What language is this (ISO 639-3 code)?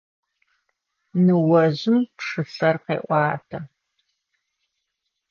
ady